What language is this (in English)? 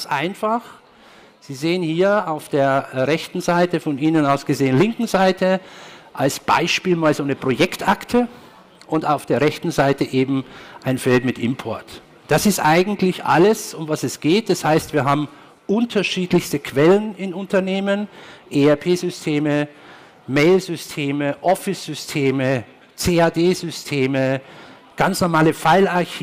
German